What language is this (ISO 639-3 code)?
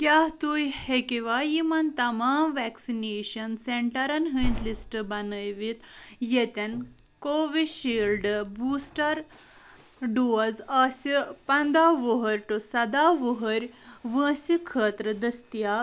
kas